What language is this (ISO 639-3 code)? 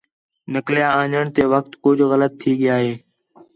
xhe